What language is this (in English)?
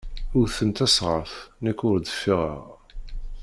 Kabyle